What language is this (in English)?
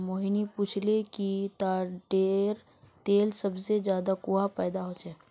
Magahi